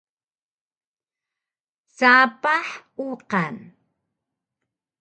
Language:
Taroko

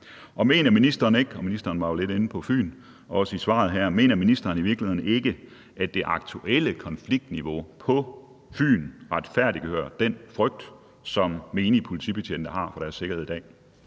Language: Danish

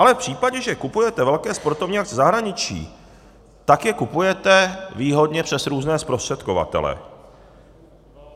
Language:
Czech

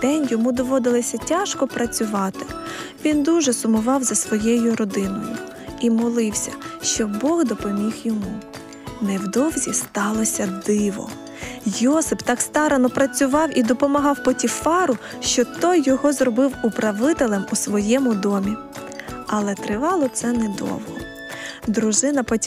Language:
Ukrainian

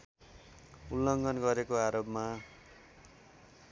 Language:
Nepali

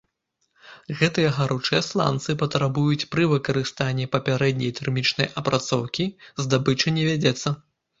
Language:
Belarusian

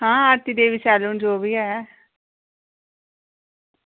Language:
Dogri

